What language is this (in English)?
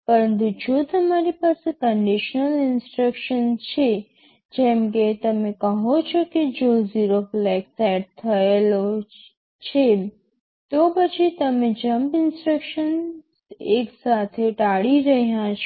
Gujarati